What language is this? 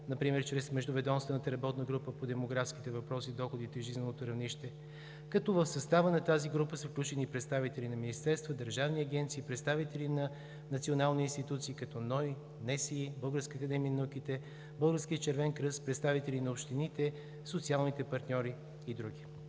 Bulgarian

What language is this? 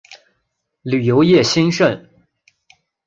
Chinese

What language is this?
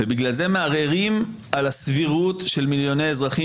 Hebrew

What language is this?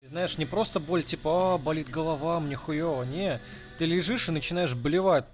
Russian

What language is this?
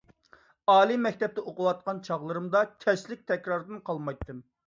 Uyghur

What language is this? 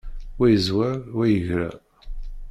Kabyle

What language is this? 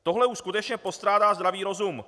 Czech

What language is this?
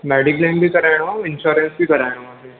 Sindhi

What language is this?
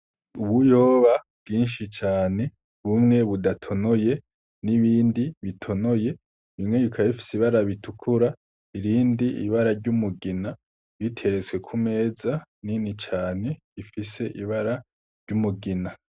Rundi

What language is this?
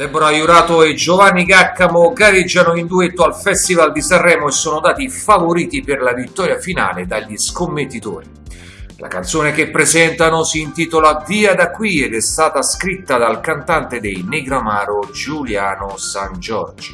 Italian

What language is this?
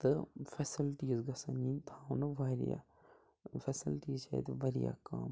Kashmiri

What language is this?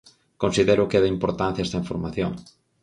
Galician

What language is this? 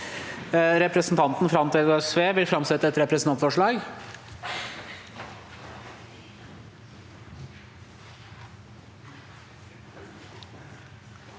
Norwegian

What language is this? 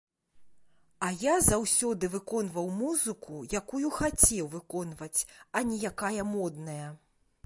Belarusian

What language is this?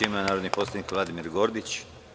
Serbian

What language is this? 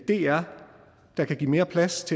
Danish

